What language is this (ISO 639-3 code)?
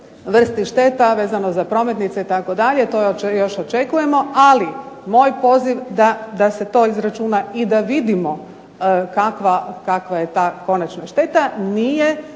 hrv